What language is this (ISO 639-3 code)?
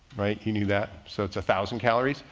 eng